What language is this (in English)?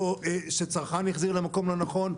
Hebrew